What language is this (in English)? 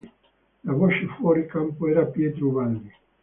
Italian